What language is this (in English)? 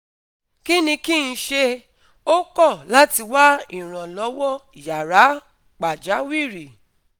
Yoruba